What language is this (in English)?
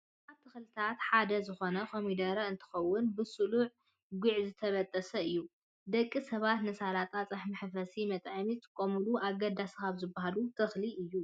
Tigrinya